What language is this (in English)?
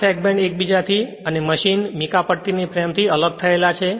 Gujarati